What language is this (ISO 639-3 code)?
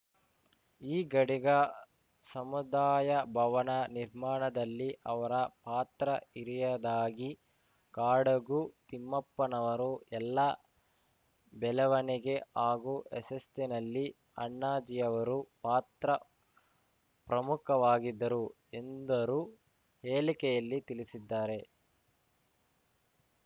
kan